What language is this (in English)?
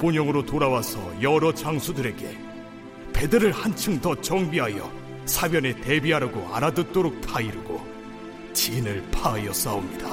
Korean